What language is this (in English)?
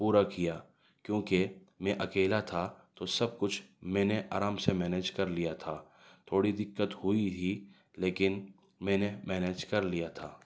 Urdu